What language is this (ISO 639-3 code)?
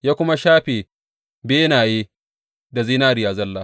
hau